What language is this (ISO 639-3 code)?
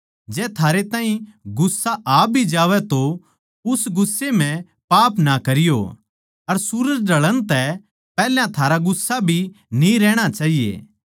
bgc